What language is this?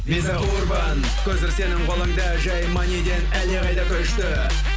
Kazakh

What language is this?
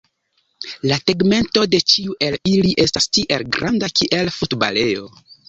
Esperanto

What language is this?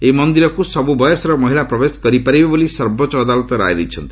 Odia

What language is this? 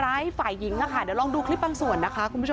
Thai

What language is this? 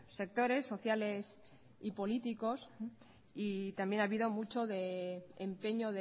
Spanish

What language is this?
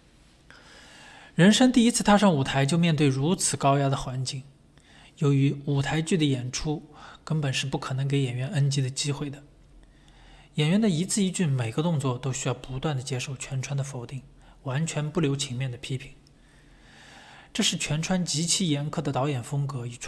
Chinese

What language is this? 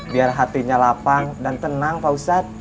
Indonesian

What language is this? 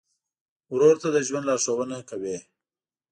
Pashto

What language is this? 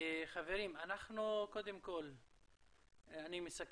Hebrew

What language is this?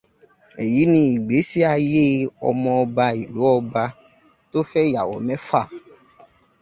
Yoruba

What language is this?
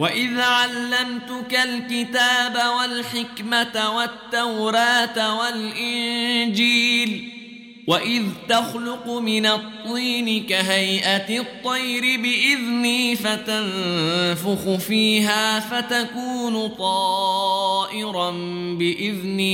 Arabic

